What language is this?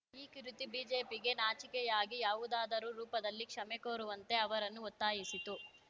Kannada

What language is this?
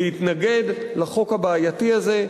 Hebrew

